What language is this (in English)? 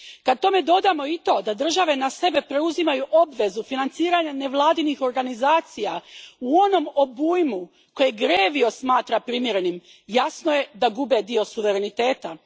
Croatian